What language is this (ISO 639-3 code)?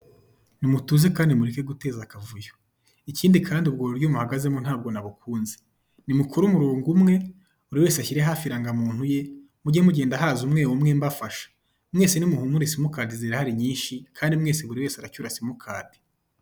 kin